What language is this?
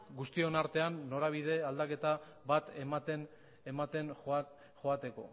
Basque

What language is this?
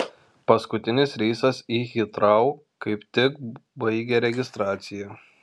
Lithuanian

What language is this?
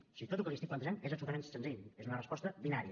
Catalan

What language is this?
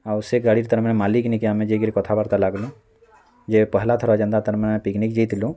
Odia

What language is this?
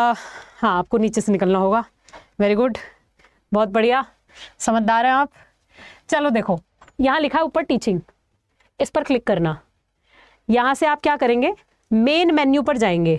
Hindi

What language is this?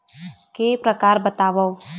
Chhattisgarhi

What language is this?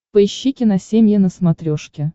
Russian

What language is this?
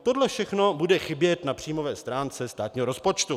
Czech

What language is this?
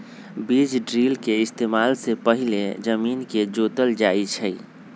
Magahi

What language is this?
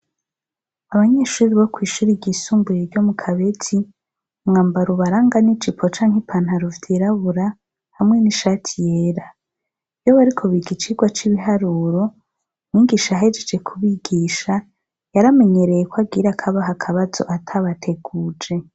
Rundi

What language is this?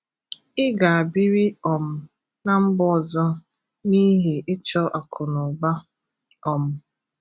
Igbo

